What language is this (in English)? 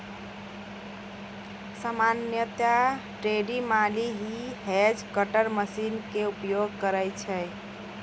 Maithili